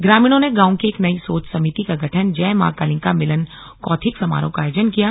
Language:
Hindi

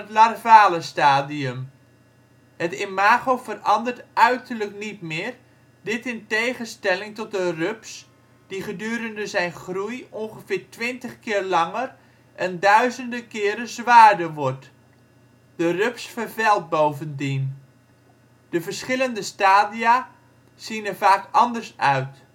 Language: Dutch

